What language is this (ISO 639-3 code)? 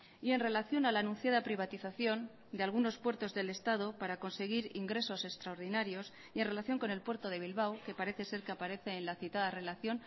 spa